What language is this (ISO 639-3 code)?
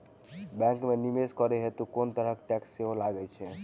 mai